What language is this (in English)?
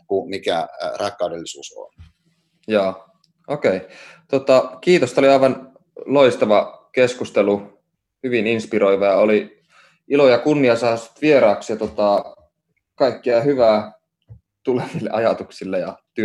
Finnish